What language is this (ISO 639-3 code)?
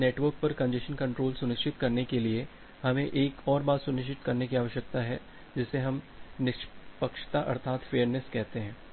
hin